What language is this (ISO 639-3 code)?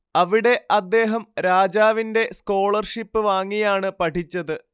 mal